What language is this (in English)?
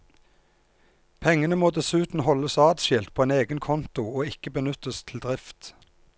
Norwegian